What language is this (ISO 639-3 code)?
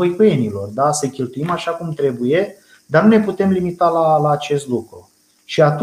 ron